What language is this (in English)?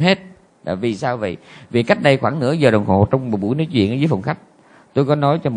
Vietnamese